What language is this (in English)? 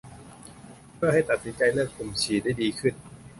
Thai